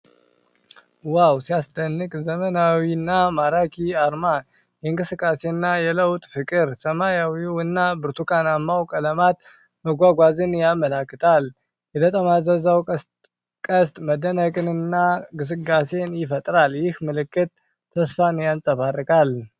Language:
Amharic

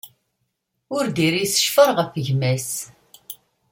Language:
Kabyle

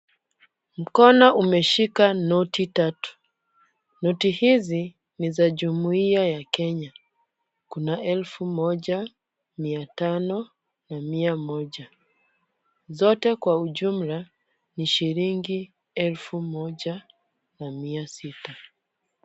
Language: Swahili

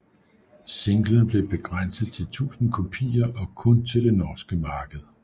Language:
Danish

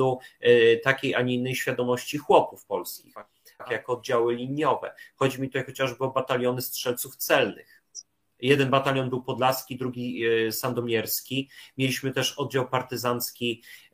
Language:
Polish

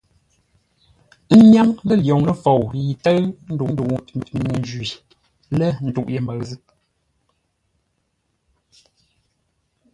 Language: Ngombale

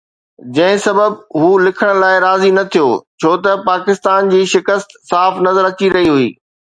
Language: Sindhi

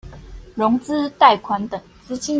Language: Chinese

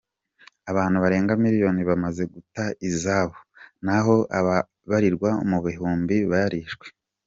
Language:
Kinyarwanda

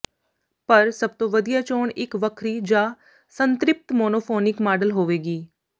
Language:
Punjabi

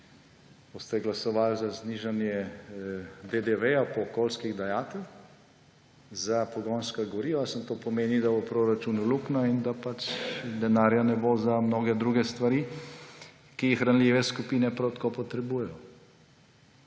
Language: Slovenian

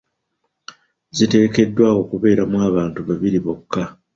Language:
Ganda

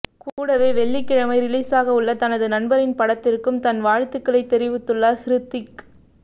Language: Tamil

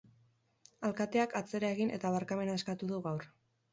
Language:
Basque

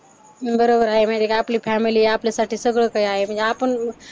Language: Marathi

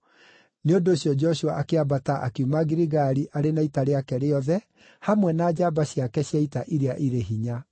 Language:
Kikuyu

